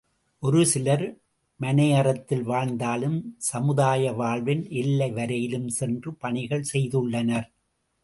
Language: Tamil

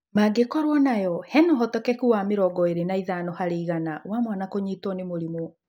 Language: Kikuyu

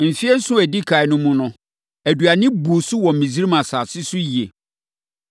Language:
Akan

